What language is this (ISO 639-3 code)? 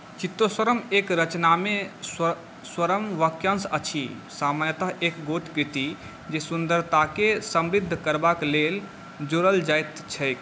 mai